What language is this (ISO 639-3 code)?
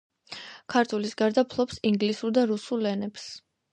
kat